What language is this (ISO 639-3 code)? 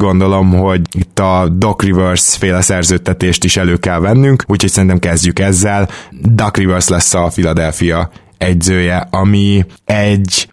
hun